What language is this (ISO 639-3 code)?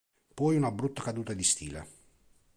ita